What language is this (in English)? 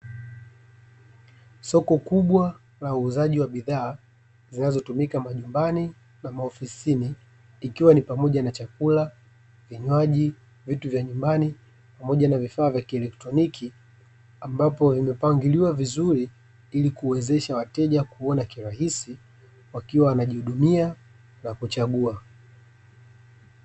Swahili